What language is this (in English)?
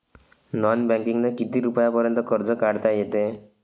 Marathi